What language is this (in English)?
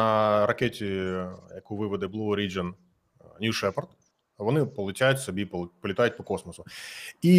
Ukrainian